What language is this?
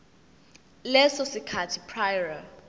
Zulu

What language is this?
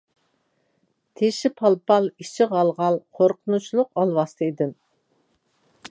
Uyghur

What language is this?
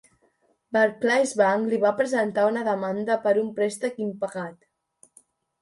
Catalan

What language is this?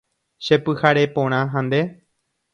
Guarani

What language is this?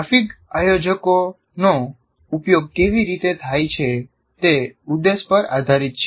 Gujarati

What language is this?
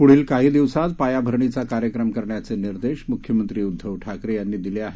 Marathi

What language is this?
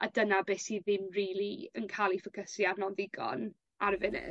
Welsh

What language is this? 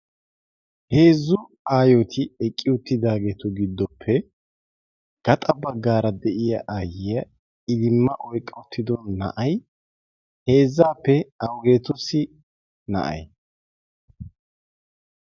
Wolaytta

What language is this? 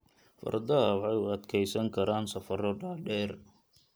Somali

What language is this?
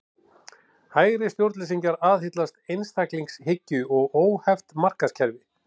Icelandic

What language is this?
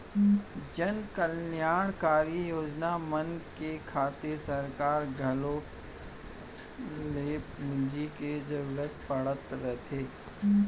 Chhattisgarhi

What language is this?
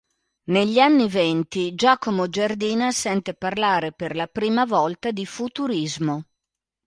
Italian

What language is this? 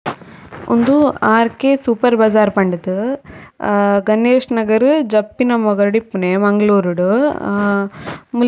Tulu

